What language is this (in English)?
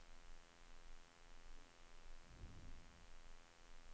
Swedish